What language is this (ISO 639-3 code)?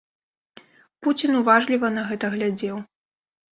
bel